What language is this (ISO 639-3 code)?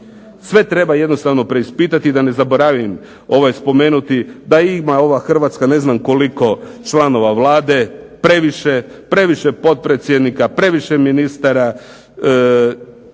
hrv